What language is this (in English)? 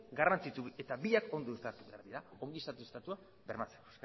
Basque